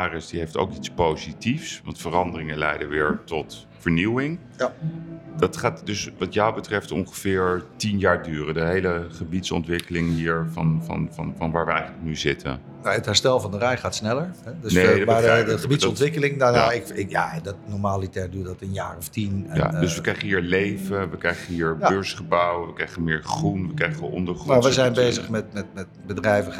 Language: Dutch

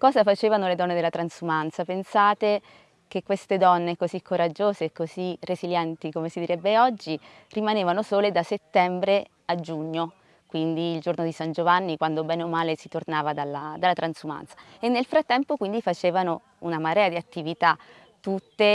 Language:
Italian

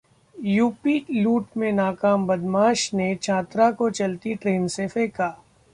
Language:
Hindi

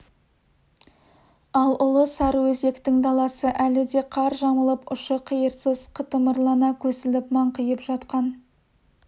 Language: Kazakh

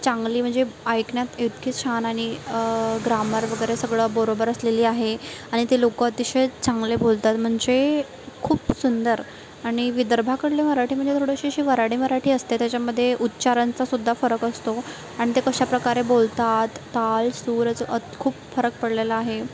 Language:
Marathi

